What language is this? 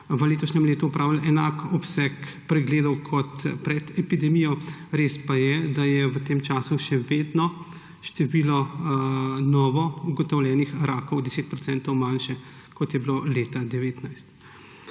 Slovenian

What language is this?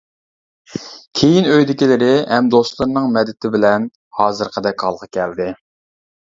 Uyghur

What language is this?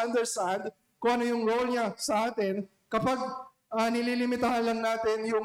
Filipino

